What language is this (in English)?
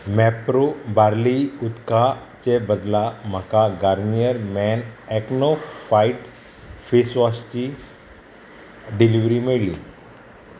Konkani